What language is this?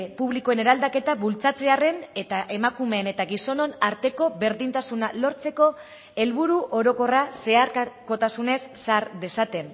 Basque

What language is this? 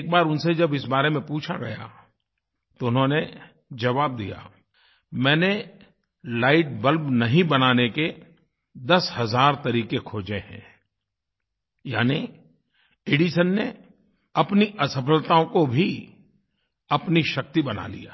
Hindi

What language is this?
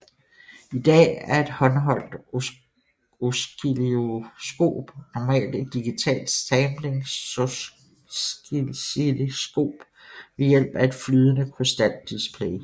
Danish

